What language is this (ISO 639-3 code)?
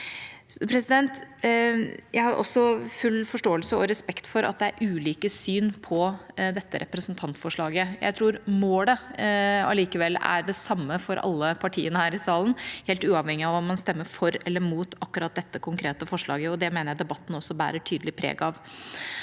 nor